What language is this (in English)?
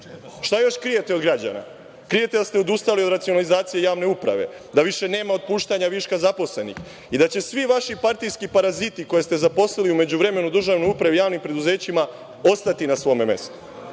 Serbian